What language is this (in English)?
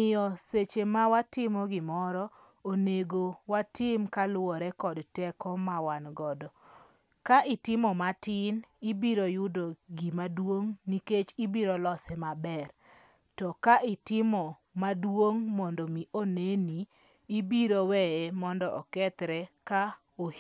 Luo (Kenya and Tanzania)